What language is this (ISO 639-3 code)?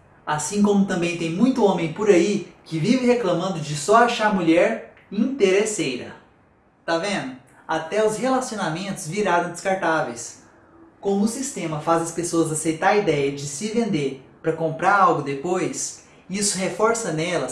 por